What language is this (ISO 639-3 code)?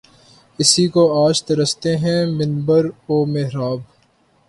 urd